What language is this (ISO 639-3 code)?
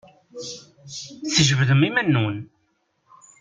kab